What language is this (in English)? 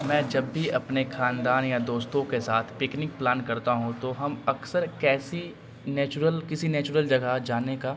Urdu